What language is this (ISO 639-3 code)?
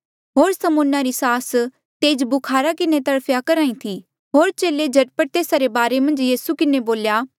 mjl